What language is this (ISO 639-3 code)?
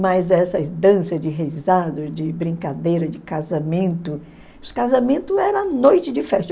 por